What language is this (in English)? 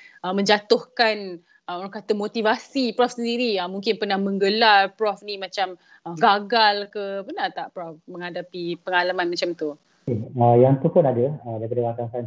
Malay